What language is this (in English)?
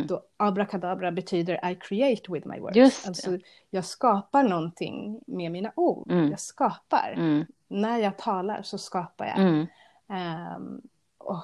Swedish